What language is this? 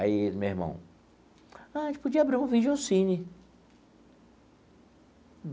Portuguese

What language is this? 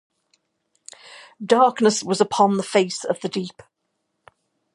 English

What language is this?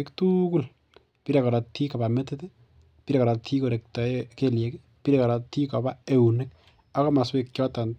Kalenjin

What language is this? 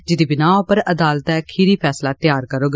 Dogri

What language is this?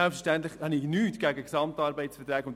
Swiss German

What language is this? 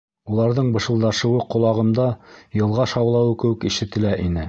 Bashkir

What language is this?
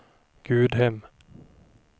Swedish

